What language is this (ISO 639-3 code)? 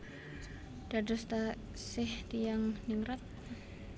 jav